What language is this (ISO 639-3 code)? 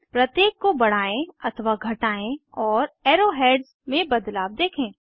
hin